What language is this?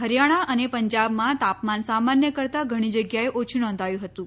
Gujarati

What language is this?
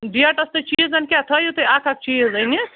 Kashmiri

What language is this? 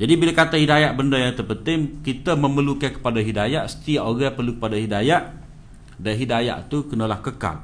Malay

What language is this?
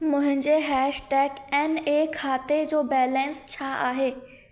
Sindhi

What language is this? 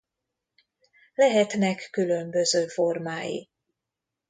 Hungarian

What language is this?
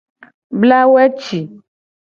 Gen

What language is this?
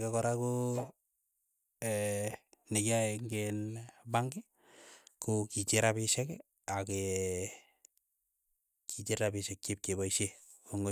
Keiyo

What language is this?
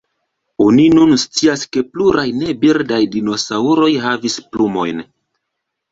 Esperanto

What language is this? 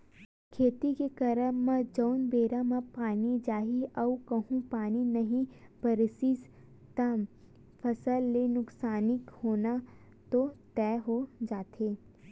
Chhattisgarhi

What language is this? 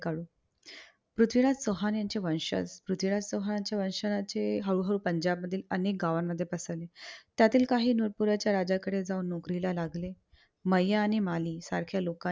Marathi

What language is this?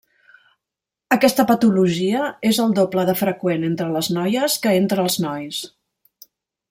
Catalan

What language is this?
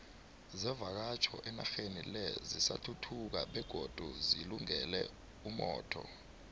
South Ndebele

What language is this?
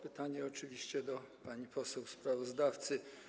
Polish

